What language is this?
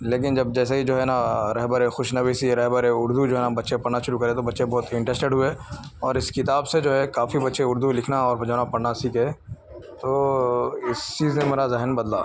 Urdu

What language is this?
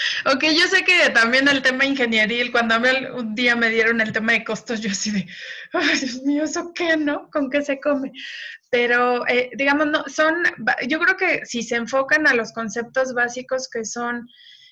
Spanish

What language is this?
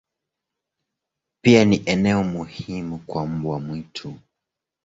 Swahili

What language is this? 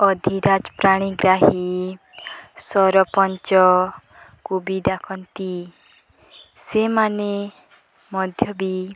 Odia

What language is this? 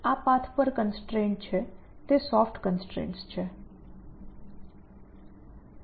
Gujarati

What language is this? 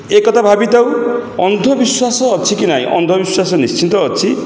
Odia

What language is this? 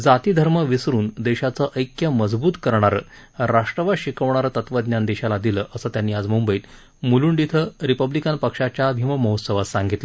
Marathi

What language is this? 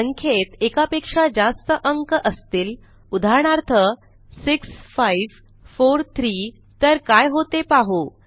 Marathi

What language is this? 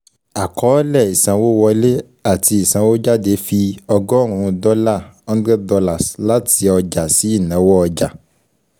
Yoruba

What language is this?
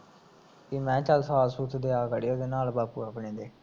Punjabi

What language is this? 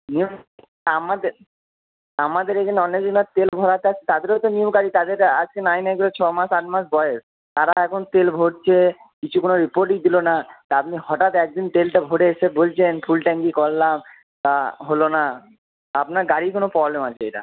Bangla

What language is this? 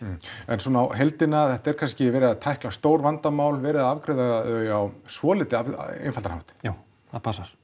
Icelandic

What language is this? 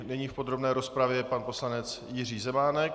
Czech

